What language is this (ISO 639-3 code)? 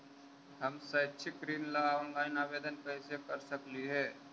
mag